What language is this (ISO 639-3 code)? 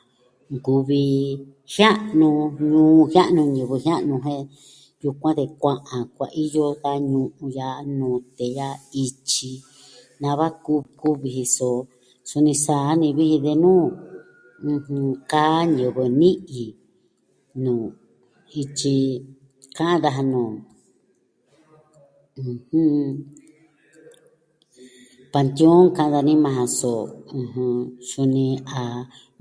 meh